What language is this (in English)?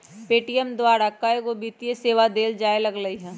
Magahi